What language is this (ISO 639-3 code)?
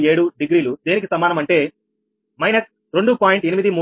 tel